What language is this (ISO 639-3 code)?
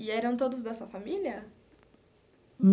por